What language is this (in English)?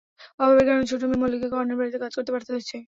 Bangla